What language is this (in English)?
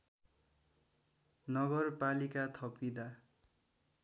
Nepali